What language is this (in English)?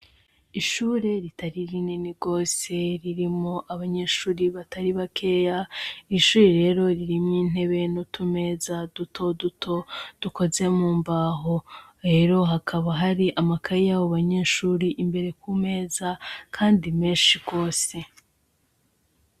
Rundi